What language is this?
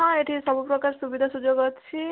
Odia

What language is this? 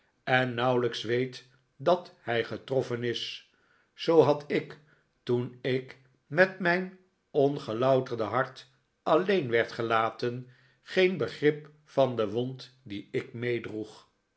Dutch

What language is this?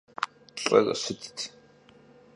Kabardian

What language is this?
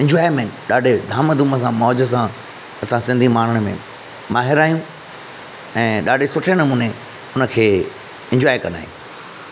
Sindhi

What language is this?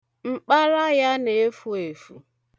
Igbo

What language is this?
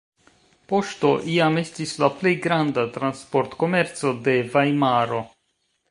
Esperanto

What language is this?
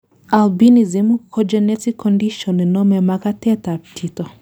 Kalenjin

